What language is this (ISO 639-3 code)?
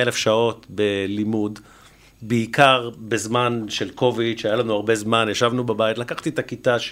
heb